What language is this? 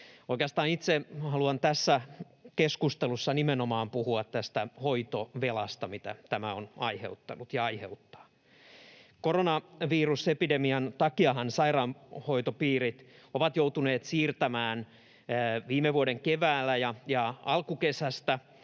Finnish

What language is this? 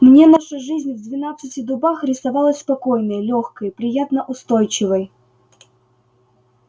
Russian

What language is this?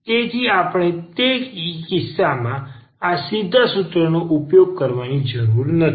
Gujarati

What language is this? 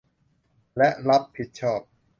Thai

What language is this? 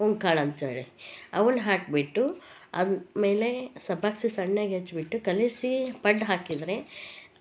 Kannada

